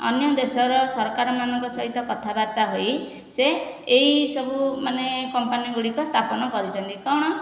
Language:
Odia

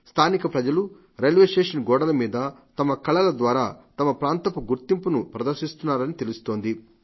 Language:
Telugu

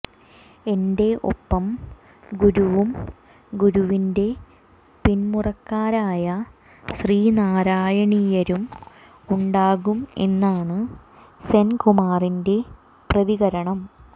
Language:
Malayalam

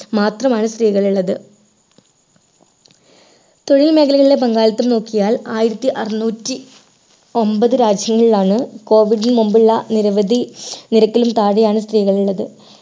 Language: Malayalam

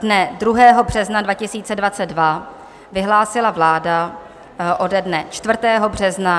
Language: Czech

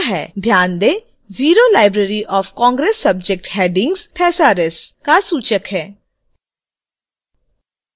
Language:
Hindi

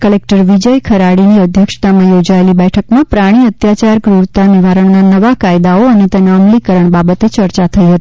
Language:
Gujarati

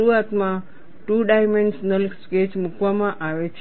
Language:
Gujarati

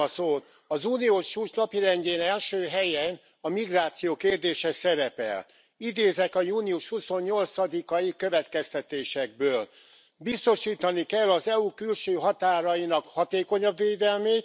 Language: Hungarian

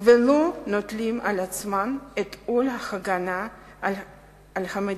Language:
Hebrew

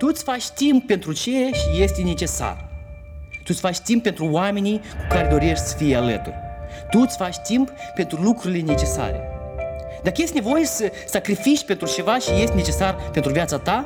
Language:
Romanian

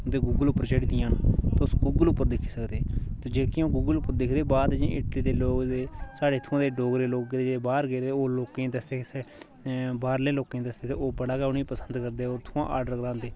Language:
Dogri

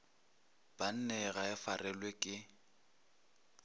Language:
Northern Sotho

